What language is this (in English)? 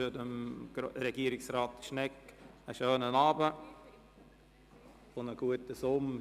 Swiss German